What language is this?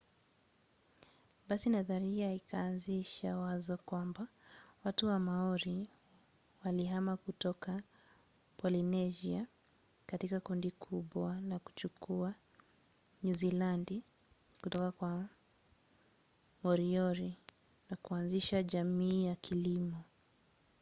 Swahili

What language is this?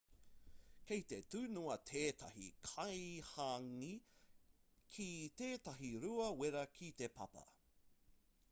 Māori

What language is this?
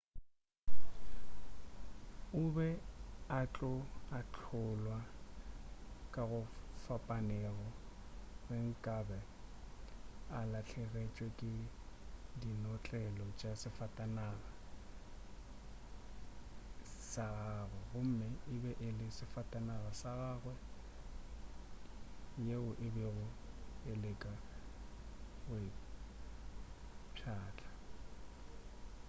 Northern Sotho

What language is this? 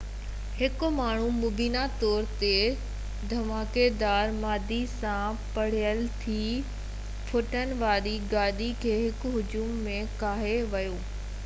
Sindhi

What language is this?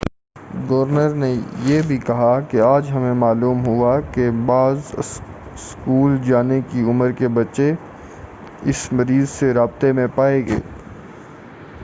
Urdu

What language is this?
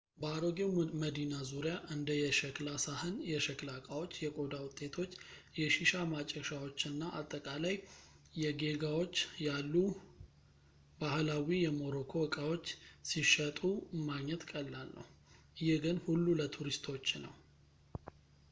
Amharic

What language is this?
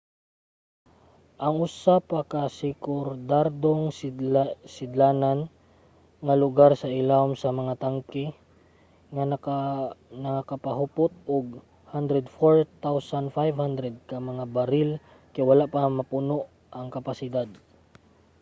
Cebuano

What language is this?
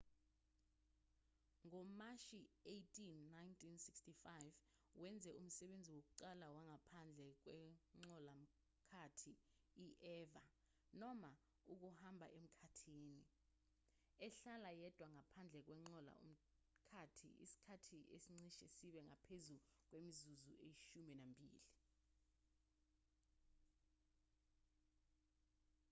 Zulu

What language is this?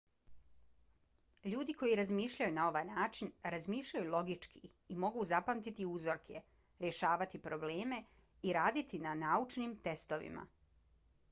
Bosnian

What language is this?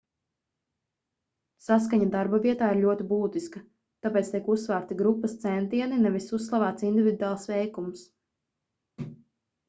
Latvian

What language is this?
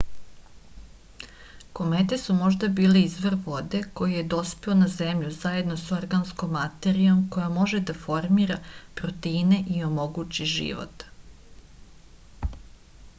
Serbian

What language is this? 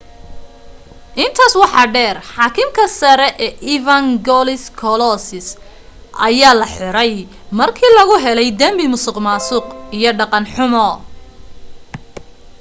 Somali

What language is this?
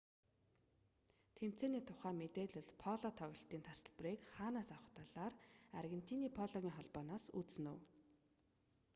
Mongolian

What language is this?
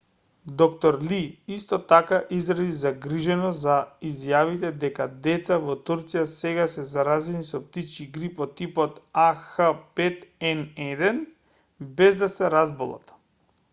Macedonian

